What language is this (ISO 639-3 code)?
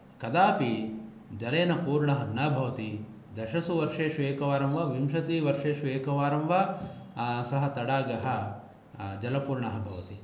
san